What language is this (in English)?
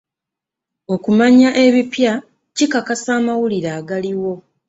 Ganda